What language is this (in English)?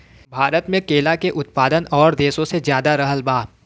Bhojpuri